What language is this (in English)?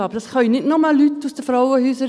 Swiss German